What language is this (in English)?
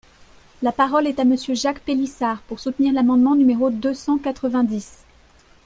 French